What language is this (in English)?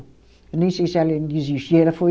Portuguese